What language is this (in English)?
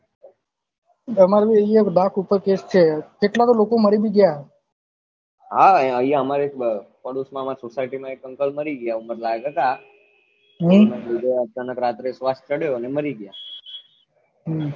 Gujarati